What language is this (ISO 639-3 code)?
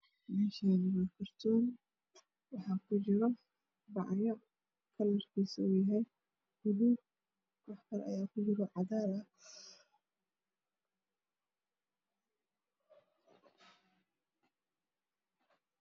som